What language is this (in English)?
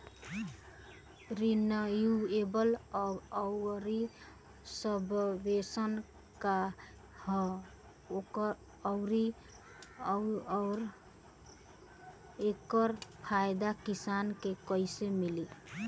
Bhojpuri